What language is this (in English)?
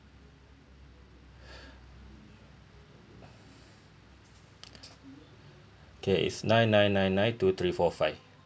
English